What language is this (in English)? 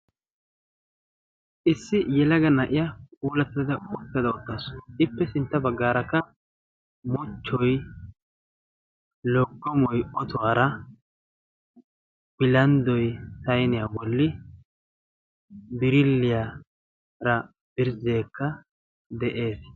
Wolaytta